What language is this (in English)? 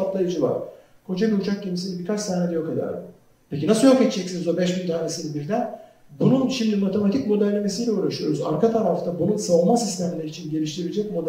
Turkish